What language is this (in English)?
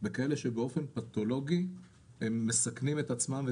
Hebrew